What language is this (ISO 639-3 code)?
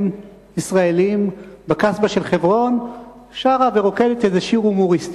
heb